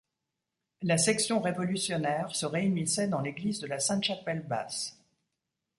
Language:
French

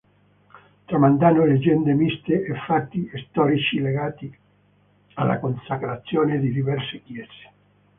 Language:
Italian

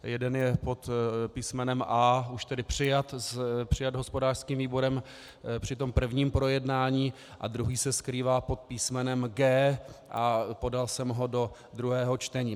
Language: Czech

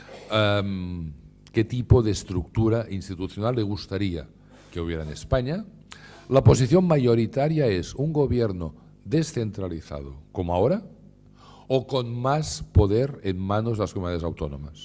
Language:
Spanish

